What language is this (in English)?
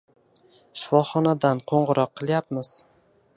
Uzbek